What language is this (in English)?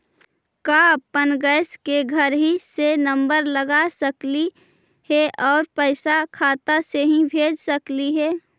Magahi